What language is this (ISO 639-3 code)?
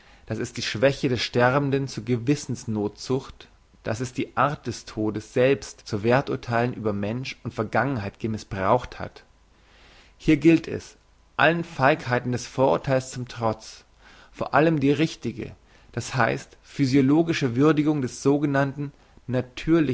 deu